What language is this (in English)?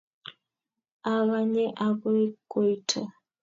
Kalenjin